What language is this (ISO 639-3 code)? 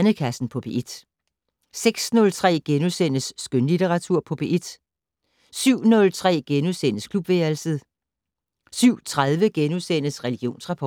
dan